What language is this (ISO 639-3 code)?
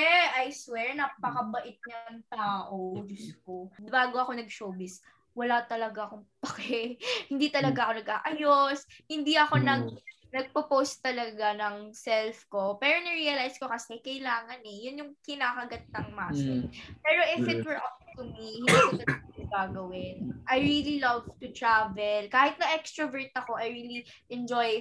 fil